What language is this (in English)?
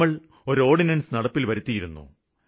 Malayalam